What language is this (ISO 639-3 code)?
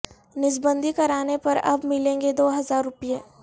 urd